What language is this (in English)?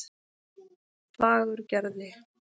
Icelandic